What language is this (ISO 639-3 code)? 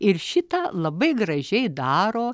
lit